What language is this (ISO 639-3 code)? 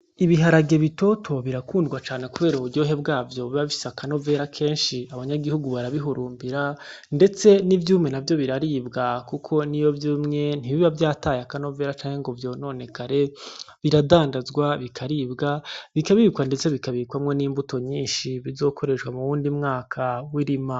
run